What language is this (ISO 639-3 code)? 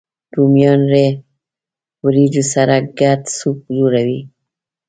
pus